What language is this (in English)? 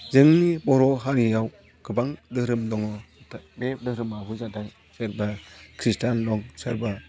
Bodo